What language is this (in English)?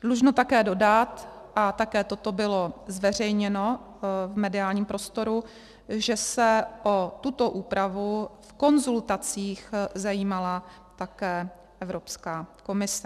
Czech